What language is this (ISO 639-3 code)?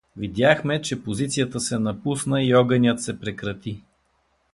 bul